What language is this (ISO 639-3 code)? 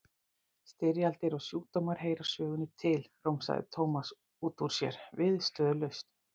isl